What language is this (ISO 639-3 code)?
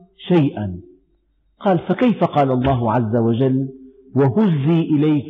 ara